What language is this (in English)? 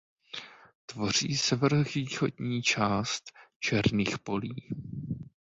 Czech